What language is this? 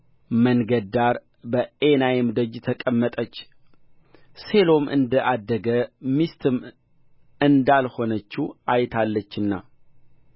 Amharic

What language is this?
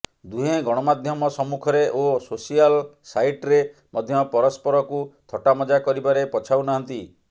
Odia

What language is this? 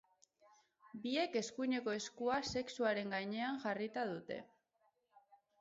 Basque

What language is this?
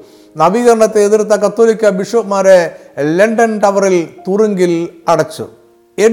Malayalam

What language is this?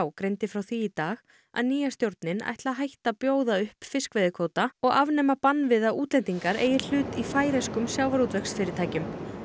Icelandic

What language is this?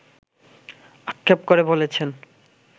Bangla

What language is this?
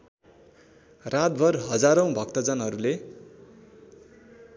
Nepali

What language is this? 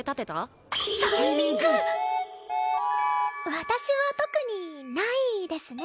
Japanese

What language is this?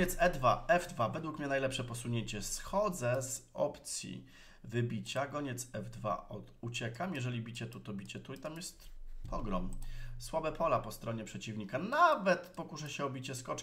Polish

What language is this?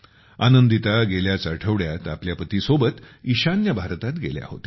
Marathi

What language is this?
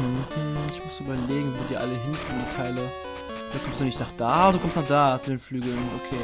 German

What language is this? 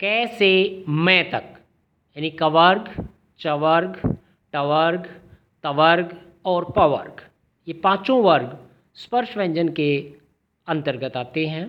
Hindi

